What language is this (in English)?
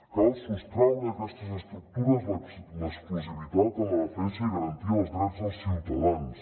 Catalan